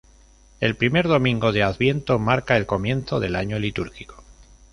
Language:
Spanish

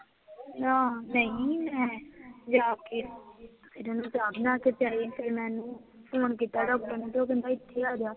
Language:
Punjabi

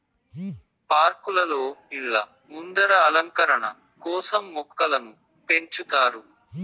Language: Telugu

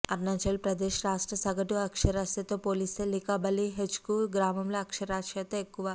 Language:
Telugu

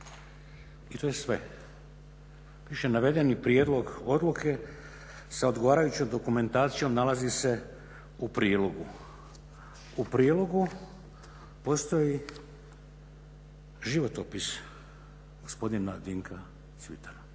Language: Croatian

